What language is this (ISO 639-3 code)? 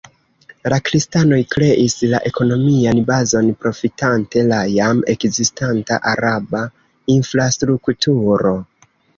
epo